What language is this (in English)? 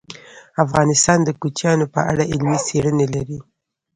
Pashto